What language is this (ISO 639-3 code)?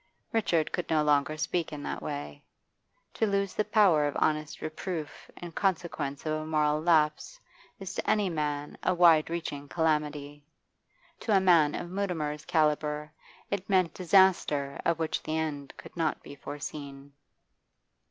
eng